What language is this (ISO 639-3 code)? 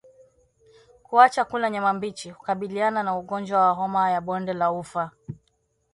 swa